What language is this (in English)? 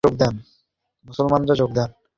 Bangla